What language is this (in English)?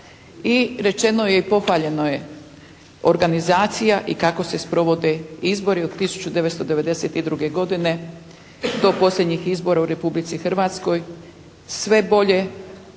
Croatian